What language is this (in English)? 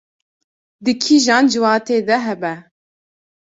Kurdish